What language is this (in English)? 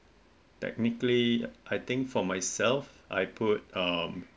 English